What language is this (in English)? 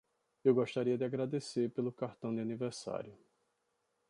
Portuguese